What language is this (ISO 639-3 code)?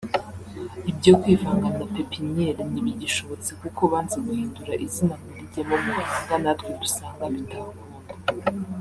kin